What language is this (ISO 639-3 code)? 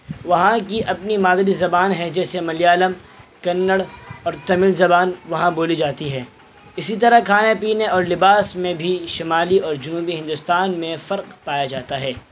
urd